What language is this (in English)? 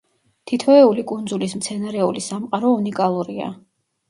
Georgian